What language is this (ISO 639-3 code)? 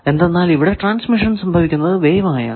mal